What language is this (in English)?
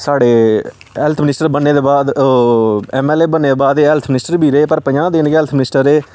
Dogri